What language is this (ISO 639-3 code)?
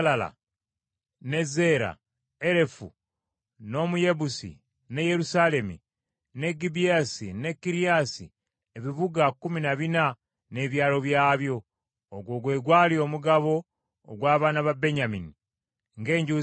lug